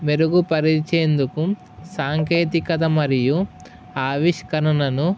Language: Telugu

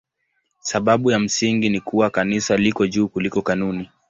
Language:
Swahili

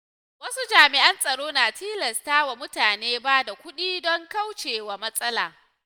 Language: Hausa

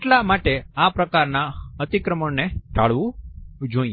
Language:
Gujarati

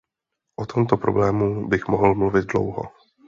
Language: Czech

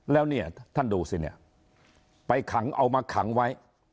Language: Thai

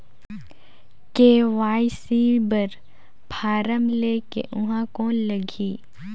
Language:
Chhattisgarhi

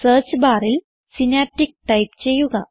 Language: Malayalam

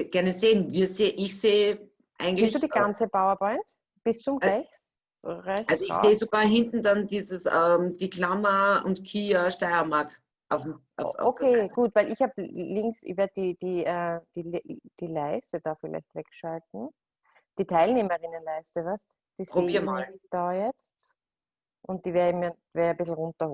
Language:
German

